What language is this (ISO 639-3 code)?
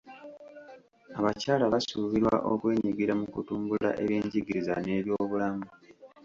lug